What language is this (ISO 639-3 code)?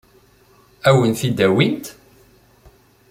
kab